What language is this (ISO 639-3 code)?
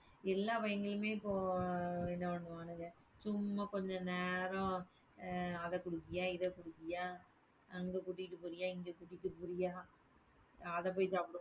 tam